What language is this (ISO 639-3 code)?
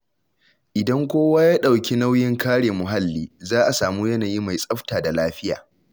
hau